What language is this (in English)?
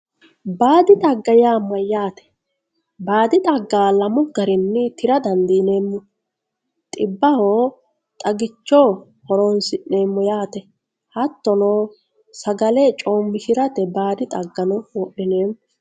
Sidamo